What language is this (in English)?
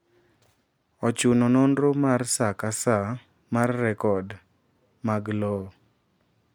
Luo (Kenya and Tanzania)